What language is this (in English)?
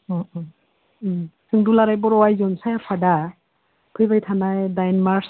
Bodo